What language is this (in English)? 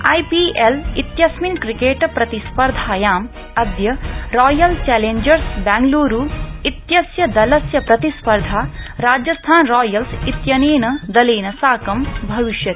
Sanskrit